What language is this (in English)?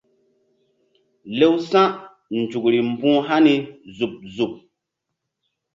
Mbum